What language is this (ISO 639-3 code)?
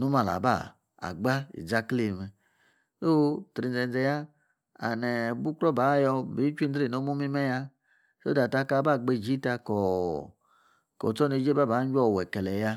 ekr